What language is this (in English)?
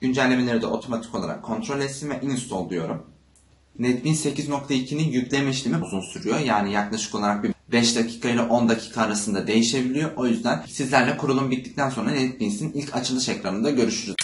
Turkish